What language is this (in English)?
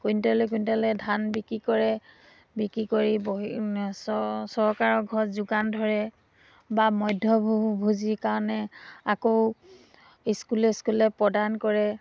Assamese